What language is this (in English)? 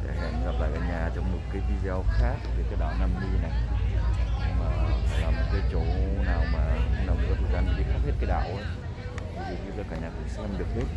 Vietnamese